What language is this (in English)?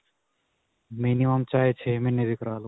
Punjabi